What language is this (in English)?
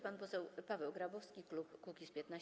Polish